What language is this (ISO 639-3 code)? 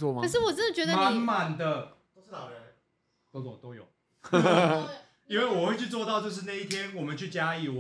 zho